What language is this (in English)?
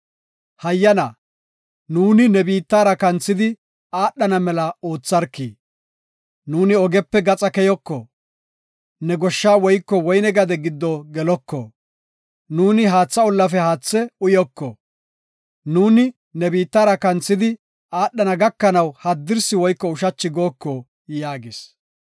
Gofa